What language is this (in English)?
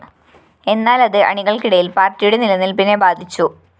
Malayalam